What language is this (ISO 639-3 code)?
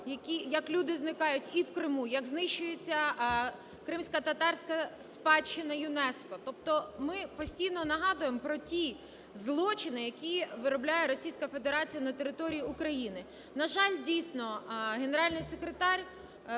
ukr